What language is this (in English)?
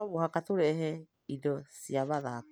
Kikuyu